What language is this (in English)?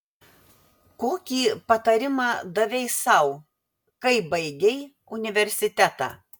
Lithuanian